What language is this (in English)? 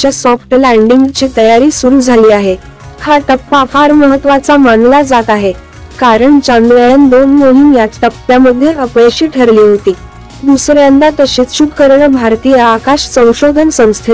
Hindi